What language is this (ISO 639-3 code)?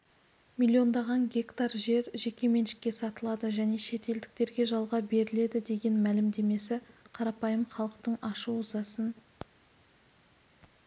kaz